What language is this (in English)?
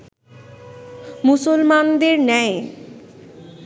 Bangla